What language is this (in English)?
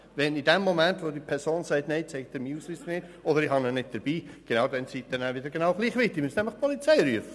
Swiss German